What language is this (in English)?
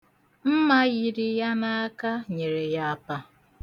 Igbo